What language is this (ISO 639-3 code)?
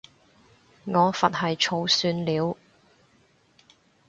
yue